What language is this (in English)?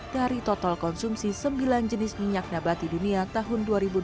Indonesian